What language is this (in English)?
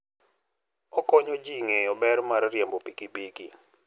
Luo (Kenya and Tanzania)